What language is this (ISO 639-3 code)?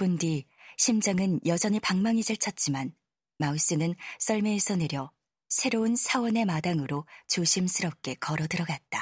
kor